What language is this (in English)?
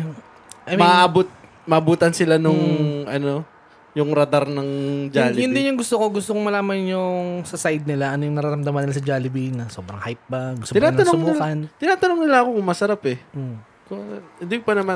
Filipino